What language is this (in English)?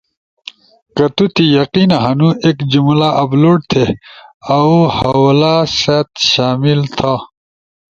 Ushojo